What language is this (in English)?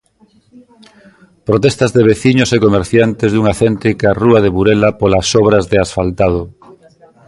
Galician